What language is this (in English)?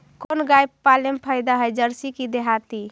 Magahi